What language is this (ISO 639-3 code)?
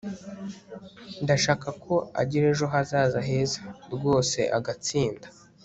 kin